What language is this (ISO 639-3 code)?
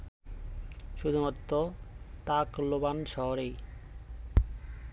ben